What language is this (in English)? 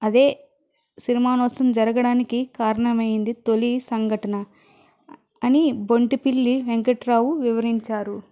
Telugu